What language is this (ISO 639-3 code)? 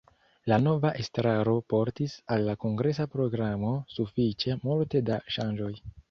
epo